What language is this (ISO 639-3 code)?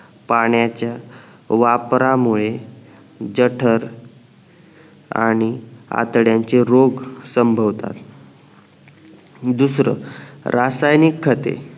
mar